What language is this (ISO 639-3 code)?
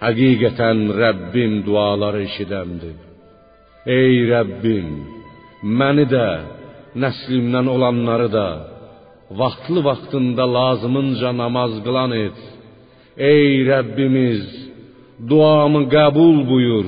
fas